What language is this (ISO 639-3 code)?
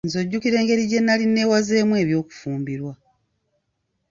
lug